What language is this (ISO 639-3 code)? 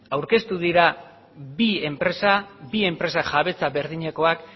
eus